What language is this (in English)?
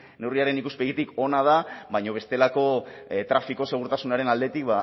Basque